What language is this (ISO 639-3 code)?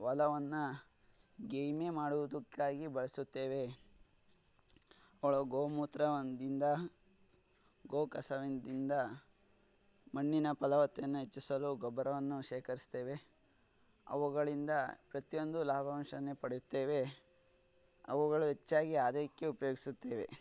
kan